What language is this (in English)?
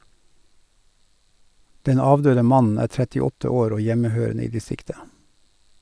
Norwegian